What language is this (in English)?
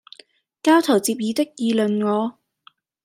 Cantonese